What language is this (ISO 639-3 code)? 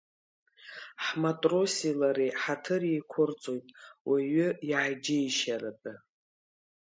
abk